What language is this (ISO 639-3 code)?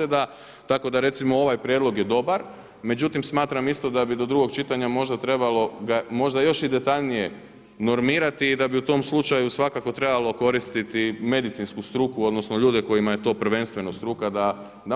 hrv